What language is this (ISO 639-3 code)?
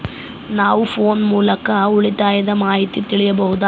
kan